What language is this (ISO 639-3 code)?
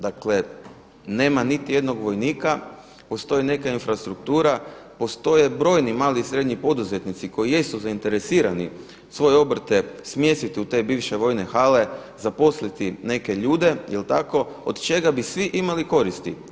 hrv